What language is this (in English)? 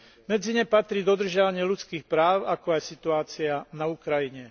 Slovak